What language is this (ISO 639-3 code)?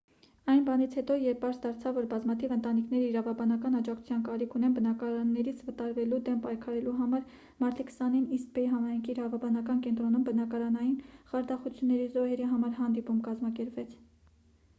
hye